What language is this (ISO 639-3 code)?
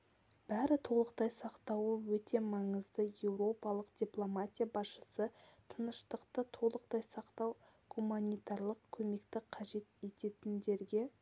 kaz